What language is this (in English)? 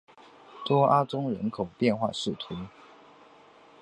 Chinese